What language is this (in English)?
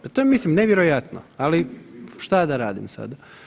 Croatian